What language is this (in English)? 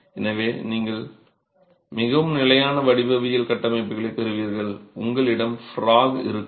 Tamil